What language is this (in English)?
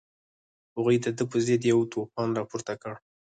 Pashto